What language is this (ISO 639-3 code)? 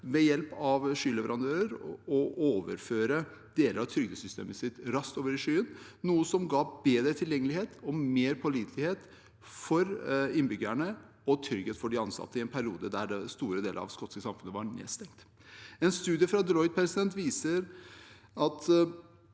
nor